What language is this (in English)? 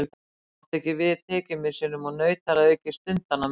Icelandic